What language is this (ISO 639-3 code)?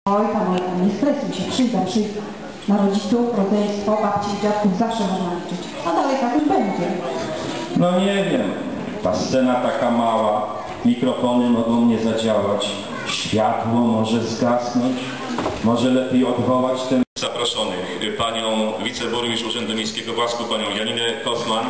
pol